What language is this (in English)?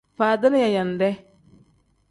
Tem